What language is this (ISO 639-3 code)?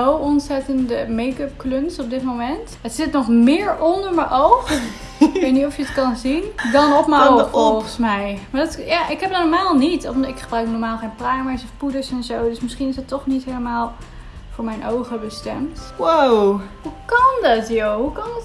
nld